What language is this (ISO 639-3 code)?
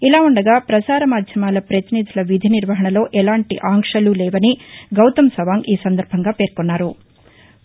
tel